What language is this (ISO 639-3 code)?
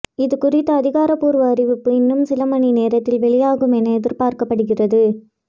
tam